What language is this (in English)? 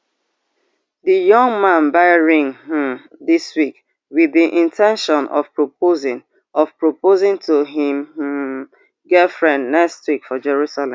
Nigerian Pidgin